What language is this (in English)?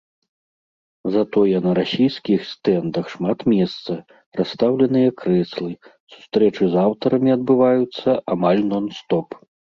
Belarusian